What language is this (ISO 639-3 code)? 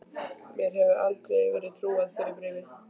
isl